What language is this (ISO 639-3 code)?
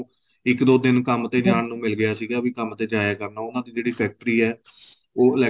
pan